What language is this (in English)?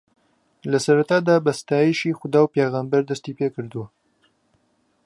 Central Kurdish